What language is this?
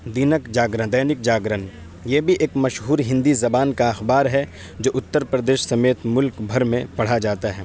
Urdu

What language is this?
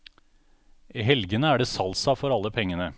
Norwegian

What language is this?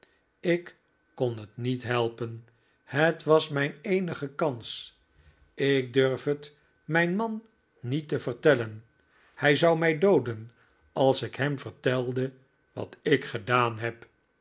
Dutch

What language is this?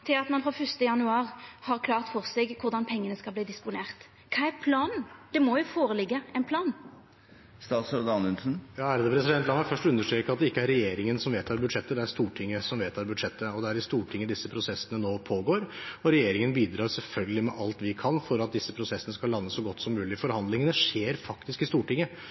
Norwegian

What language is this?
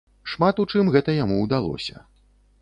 Belarusian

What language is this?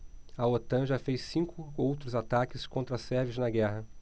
Portuguese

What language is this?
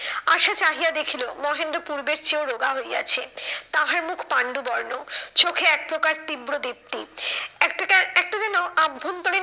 Bangla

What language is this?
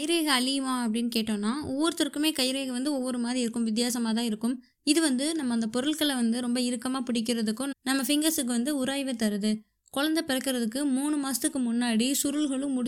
Tamil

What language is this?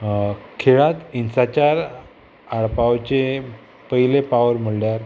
Konkani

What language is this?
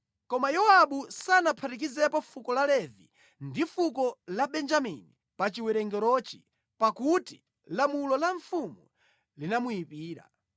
Nyanja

